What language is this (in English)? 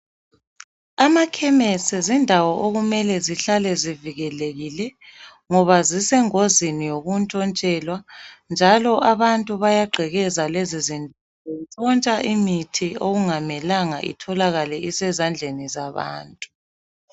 North Ndebele